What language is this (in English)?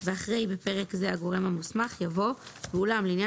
Hebrew